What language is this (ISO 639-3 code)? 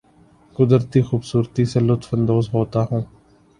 urd